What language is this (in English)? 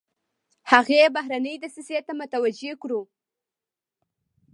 Pashto